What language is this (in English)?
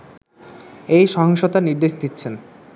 Bangla